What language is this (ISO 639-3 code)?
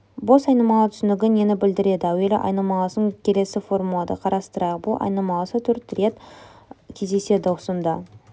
kaz